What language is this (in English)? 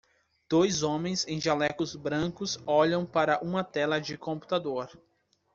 Portuguese